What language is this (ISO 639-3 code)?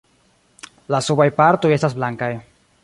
epo